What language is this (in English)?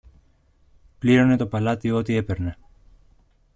Greek